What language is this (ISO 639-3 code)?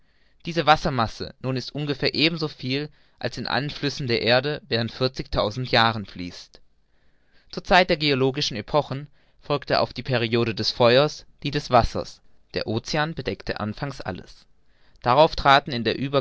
deu